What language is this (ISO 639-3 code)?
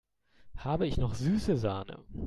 deu